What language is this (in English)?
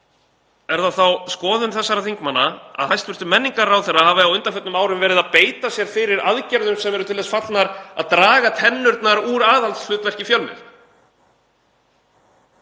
Icelandic